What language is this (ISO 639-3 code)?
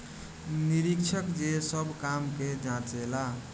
bho